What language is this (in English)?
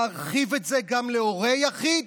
Hebrew